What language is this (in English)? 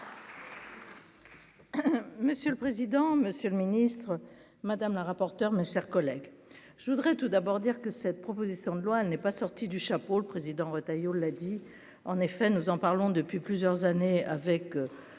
French